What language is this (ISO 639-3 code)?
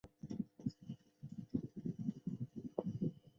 zho